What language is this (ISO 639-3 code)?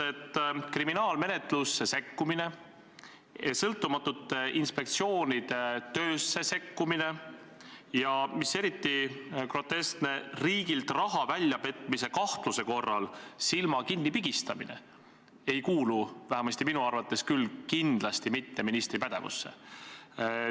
est